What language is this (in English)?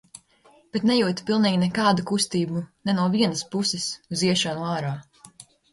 Latvian